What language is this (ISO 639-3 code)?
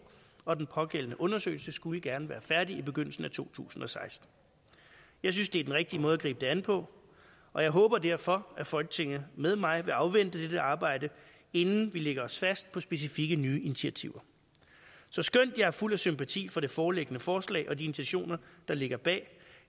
dan